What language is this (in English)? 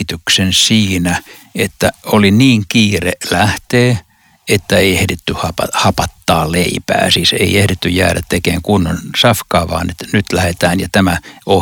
Finnish